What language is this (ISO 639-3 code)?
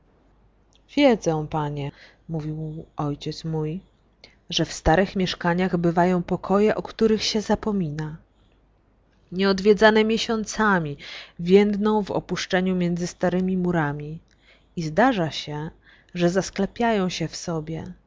pol